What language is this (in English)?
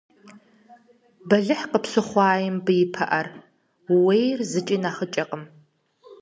Kabardian